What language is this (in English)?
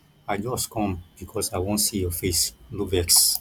Nigerian Pidgin